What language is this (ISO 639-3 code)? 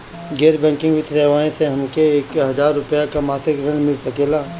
bho